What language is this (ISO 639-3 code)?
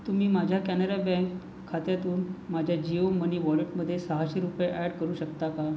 mar